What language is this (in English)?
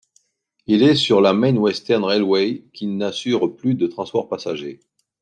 French